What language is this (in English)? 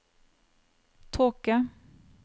Norwegian